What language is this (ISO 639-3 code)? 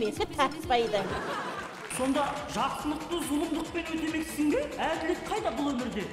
fas